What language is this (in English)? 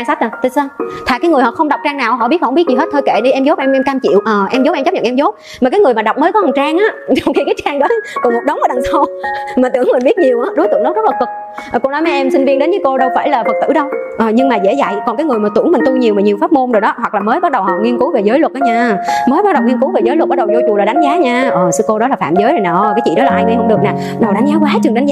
Vietnamese